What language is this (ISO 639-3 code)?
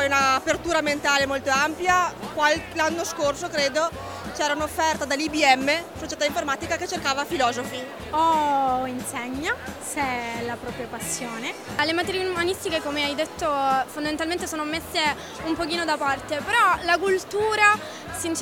ita